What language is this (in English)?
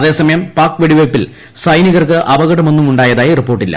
Malayalam